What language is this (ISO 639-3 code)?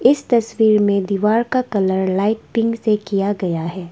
hin